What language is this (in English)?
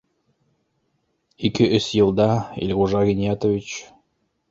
Bashkir